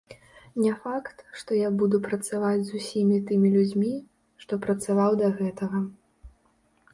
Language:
Belarusian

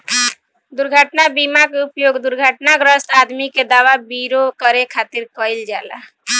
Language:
Bhojpuri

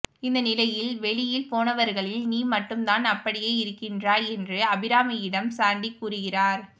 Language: Tamil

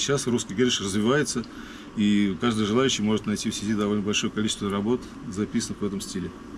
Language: Russian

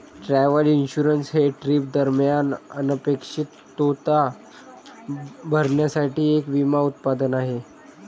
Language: Marathi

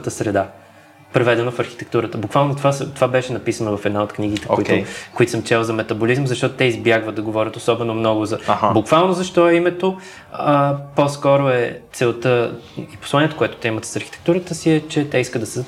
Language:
Bulgarian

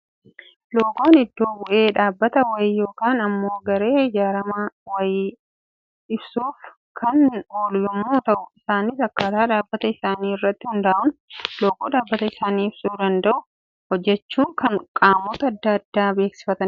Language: Oromo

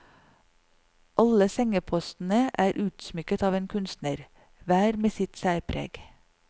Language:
Norwegian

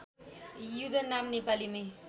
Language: Nepali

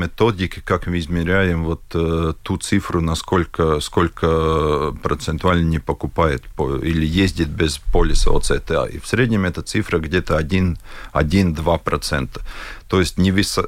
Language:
Russian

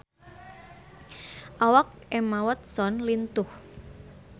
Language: Sundanese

